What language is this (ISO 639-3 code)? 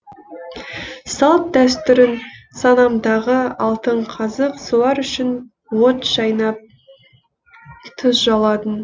kaz